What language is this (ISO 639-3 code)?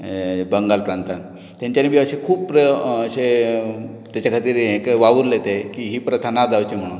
kok